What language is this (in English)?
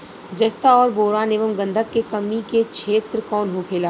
Bhojpuri